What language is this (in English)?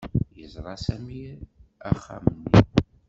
Kabyle